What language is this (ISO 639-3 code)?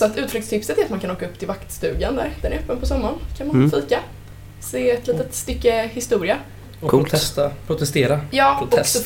swe